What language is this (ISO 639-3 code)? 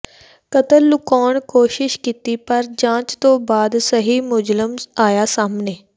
pan